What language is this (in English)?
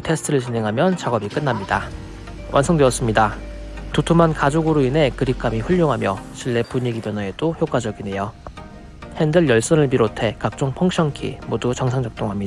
Korean